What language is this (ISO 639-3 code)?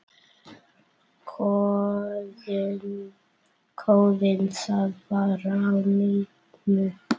isl